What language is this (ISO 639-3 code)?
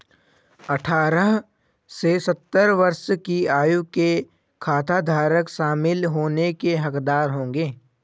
hin